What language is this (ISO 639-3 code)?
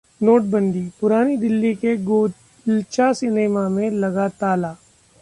hin